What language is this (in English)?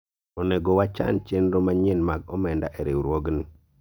Luo (Kenya and Tanzania)